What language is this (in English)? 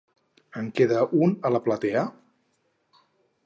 Catalan